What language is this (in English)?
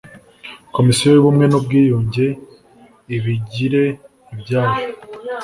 Kinyarwanda